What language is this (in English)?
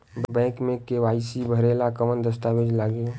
Bhojpuri